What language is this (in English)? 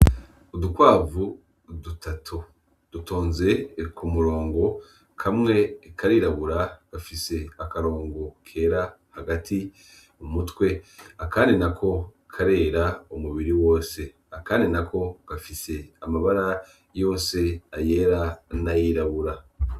Rundi